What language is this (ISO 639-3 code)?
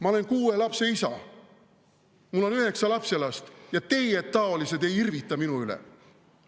est